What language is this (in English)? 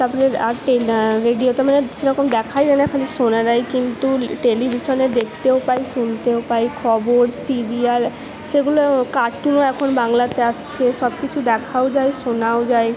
Bangla